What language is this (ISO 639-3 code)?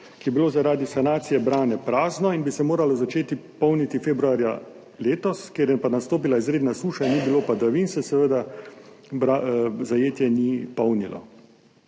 slv